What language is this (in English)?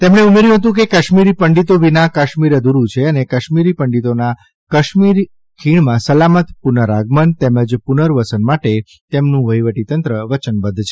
Gujarati